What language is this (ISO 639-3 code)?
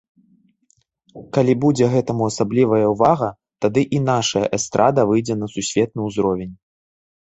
bel